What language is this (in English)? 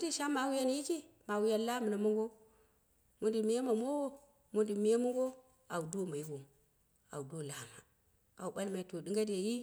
Dera (Nigeria)